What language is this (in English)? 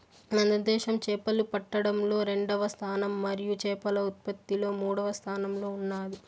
Telugu